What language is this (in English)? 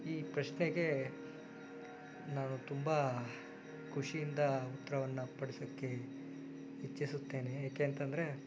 Kannada